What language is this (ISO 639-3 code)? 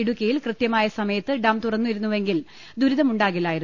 mal